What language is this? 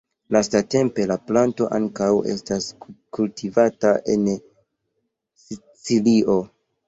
Esperanto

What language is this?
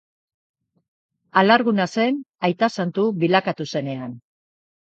Basque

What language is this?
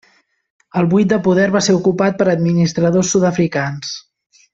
Catalan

